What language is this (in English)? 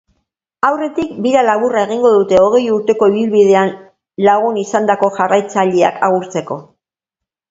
Basque